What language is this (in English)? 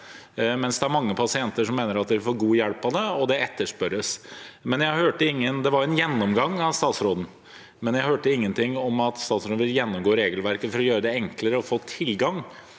Norwegian